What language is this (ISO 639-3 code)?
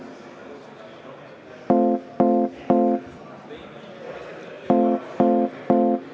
est